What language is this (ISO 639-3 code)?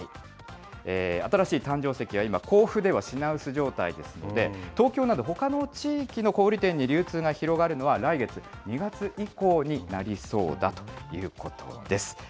jpn